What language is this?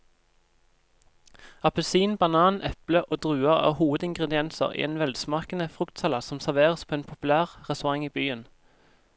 Norwegian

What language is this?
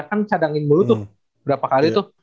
Indonesian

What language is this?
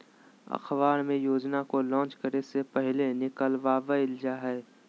Magahi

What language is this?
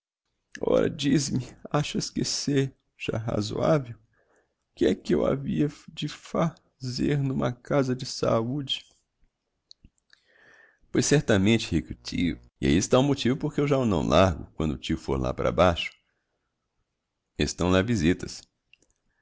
Portuguese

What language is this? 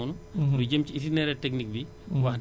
Wolof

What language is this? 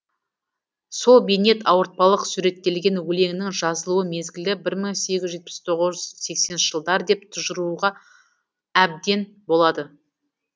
Kazakh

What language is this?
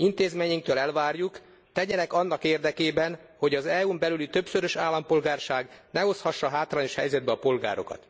Hungarian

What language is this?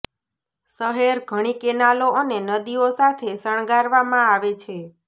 Gujarati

